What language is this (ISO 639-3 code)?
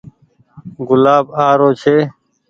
gig